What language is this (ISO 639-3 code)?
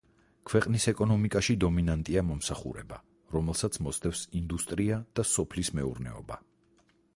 kat